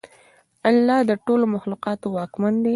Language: Pashto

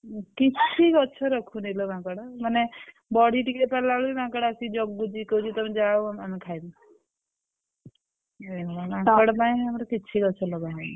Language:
Odia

